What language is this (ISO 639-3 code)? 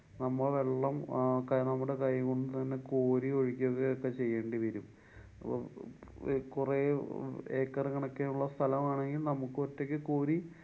mal